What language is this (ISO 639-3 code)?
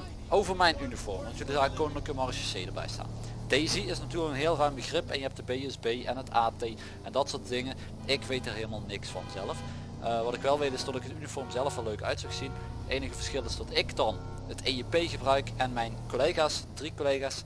nld